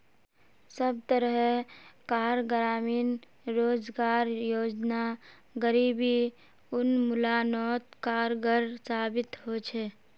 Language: Magahi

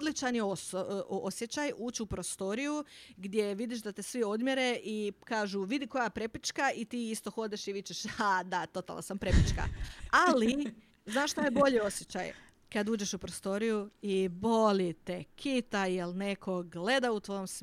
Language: Croatian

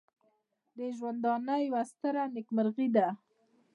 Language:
Pashto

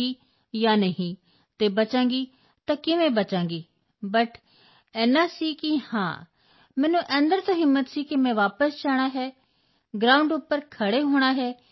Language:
Punjabi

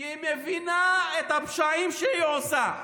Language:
Hebrew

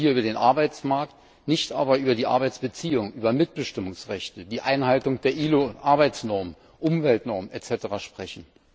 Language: German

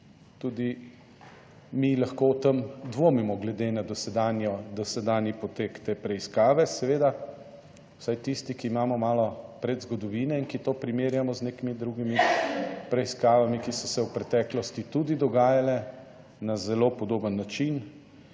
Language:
Slovenian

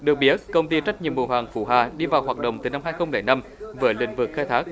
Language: Vietnamese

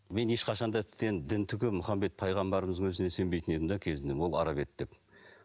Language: Kazakh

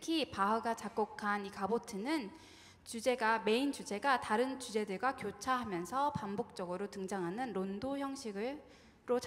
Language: Korean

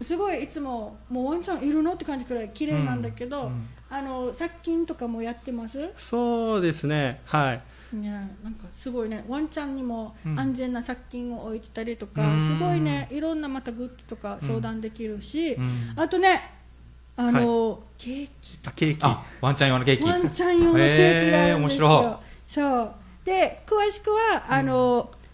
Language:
Japanese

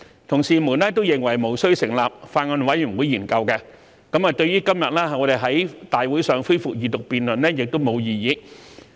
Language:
Cantonese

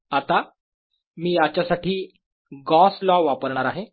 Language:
Marathi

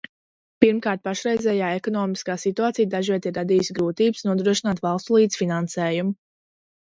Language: Latvian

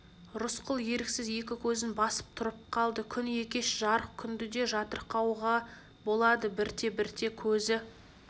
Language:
Kazakh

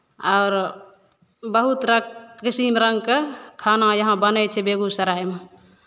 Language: Maithili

